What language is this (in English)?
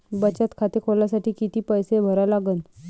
Marathi